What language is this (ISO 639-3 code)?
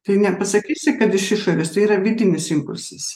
lit